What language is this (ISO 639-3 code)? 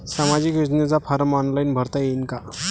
mar